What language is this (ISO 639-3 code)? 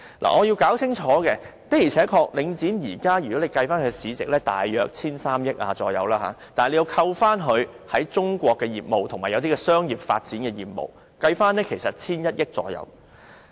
yue